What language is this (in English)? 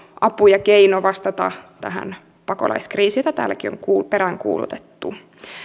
Finnish